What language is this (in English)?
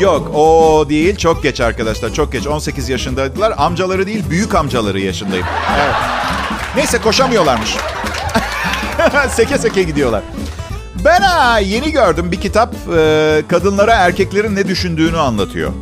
Turkish